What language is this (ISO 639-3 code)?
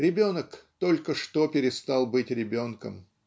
rus